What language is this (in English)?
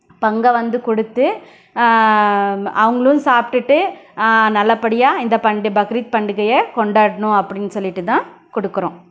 Tamil